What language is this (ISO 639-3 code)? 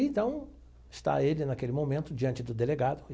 por